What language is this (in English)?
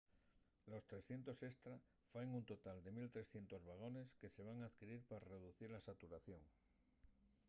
Asturian